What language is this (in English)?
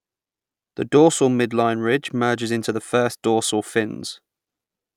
English